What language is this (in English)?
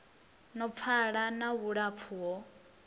Venda